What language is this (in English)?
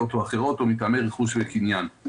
Hebrew